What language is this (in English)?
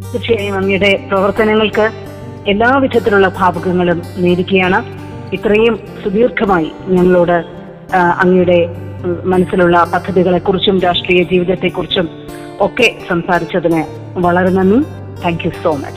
Malayalam